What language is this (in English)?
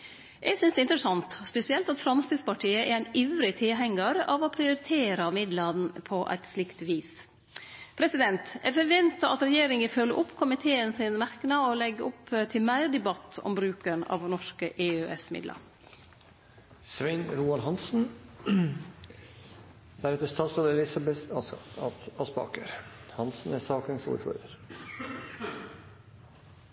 Norwegian Nynorsk